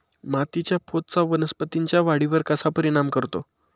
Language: Marathi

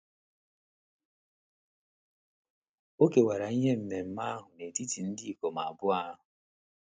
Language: Igbo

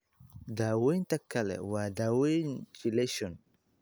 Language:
Somali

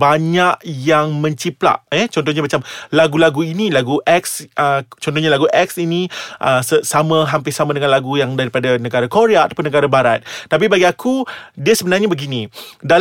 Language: Malay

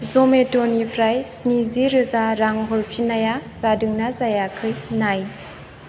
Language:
Bodo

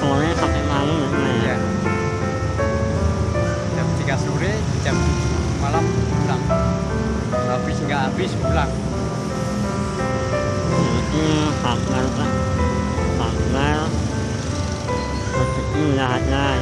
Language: Indonesian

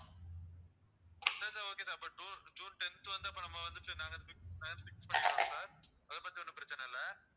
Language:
Tamil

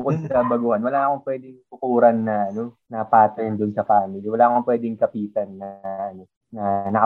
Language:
Filipino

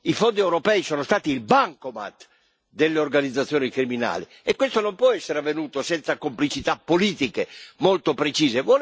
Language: Italian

